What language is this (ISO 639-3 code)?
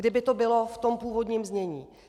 ces